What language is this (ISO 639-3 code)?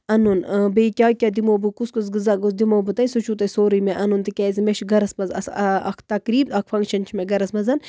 kas